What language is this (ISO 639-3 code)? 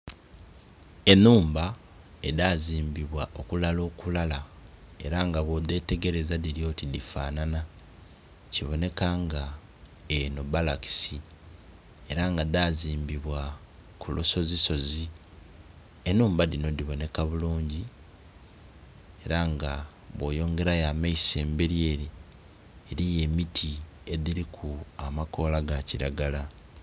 xog